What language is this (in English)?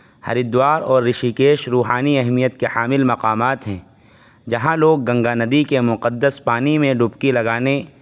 Urdu